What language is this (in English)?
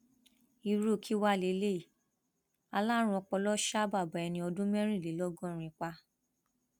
Yoruba